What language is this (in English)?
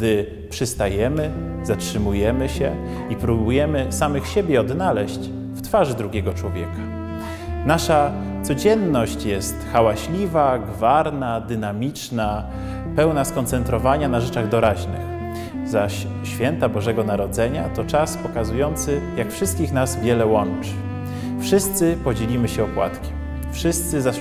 Polish